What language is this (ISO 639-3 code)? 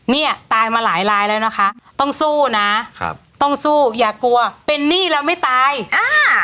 tha